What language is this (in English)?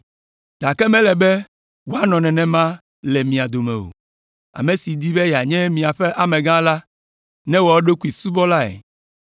Ewe